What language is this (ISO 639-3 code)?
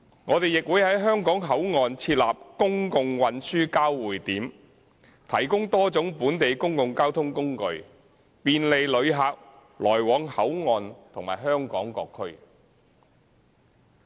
yue